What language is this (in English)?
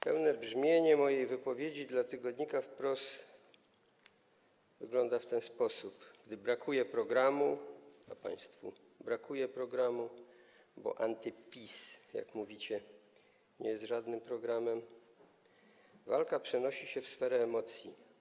Polish